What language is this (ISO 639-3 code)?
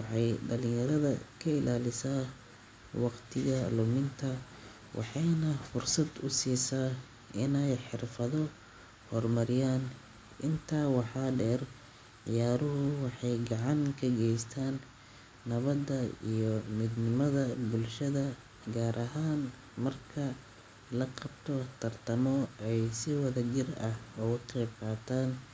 som